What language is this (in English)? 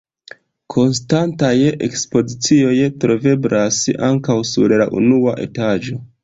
Esperanto